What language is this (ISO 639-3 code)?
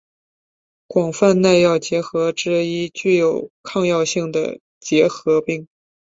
zho